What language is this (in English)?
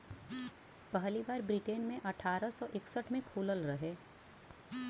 Bhojpuri